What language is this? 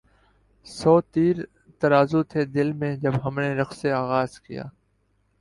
Urdu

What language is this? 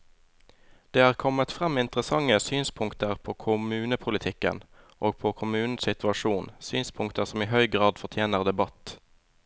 Norwegian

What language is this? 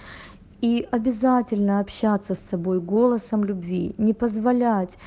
Russian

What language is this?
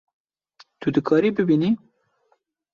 Kurdish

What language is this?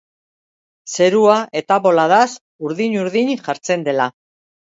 Basque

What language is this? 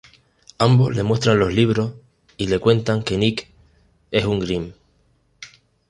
Spanish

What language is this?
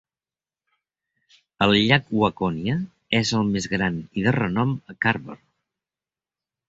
Catalan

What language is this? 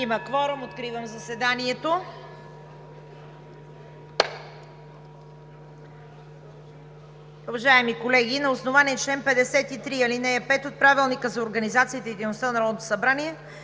Bulgarian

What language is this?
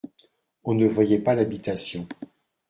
French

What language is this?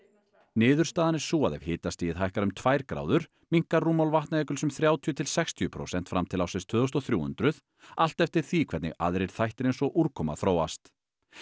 Icelandic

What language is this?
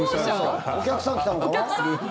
Japanese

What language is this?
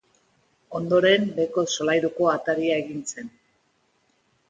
Basque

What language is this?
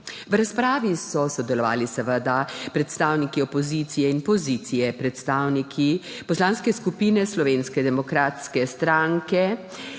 Slovenian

